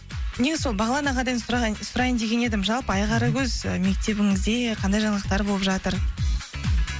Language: Kazakh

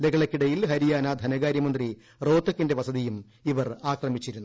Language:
Malayalam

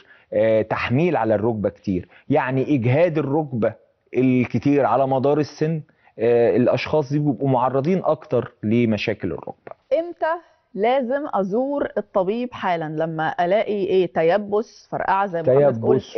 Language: Arabic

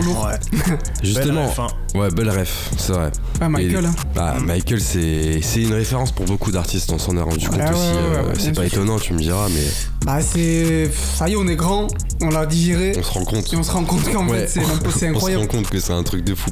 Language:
French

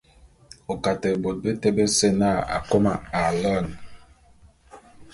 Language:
Bulu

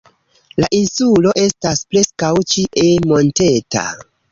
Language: Esperanto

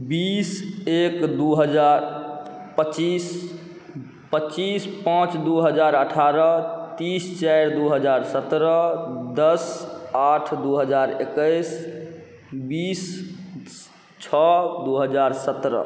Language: Maithili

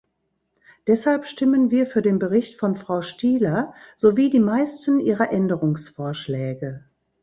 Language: German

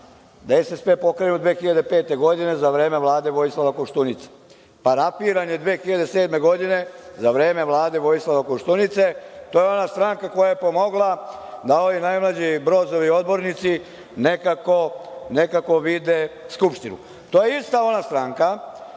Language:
Serbian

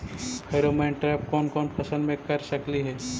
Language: Magahi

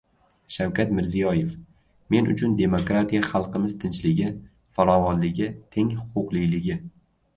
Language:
Uzbek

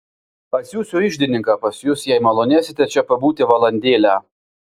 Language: Lithuanian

